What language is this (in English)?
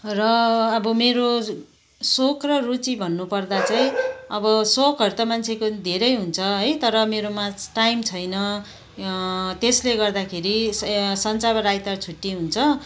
Nepali